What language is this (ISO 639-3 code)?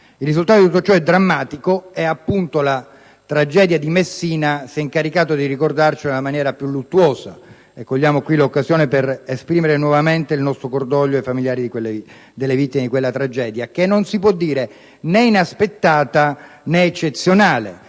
ita